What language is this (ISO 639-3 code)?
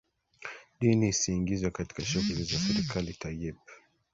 swa